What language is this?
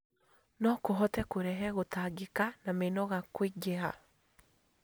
Kikuyu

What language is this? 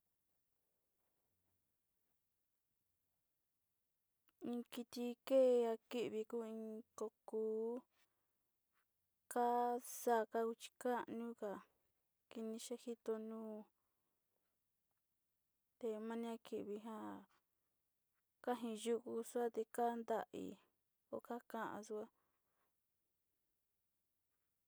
Sinicahua Mixtec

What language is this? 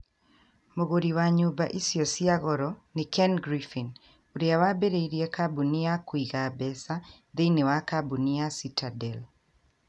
Kikuyu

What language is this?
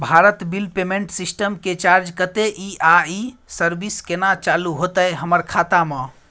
Maithili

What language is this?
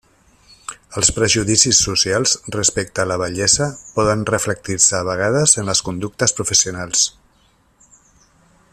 Catalan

